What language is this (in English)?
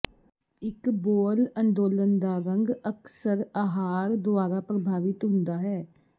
Punjabi